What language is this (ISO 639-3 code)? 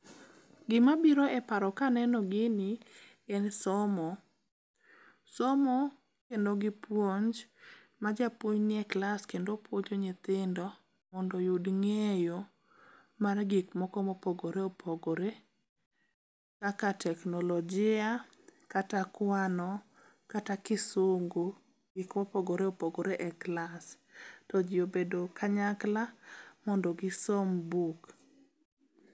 luo